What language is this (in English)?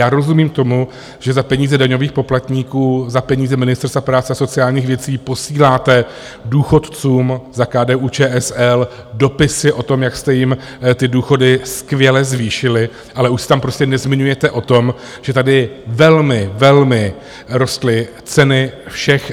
Czech